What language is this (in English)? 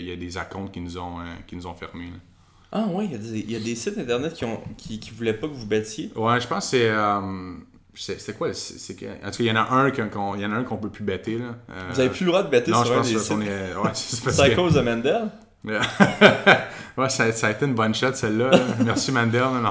French